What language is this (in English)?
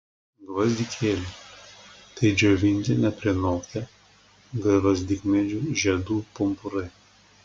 Lithuanian